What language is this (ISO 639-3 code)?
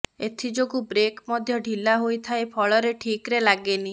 ori